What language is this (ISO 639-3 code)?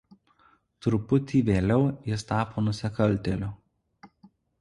lit